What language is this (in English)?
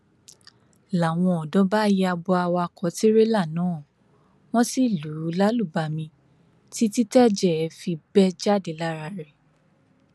Yoruba